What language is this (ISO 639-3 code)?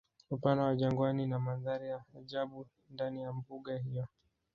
swa